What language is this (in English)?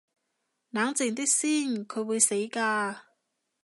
Cantonese